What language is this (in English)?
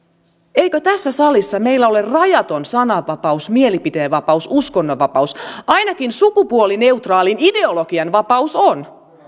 Finnish